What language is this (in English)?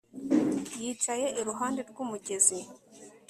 Kinyarwanda